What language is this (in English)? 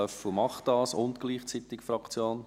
Swiss German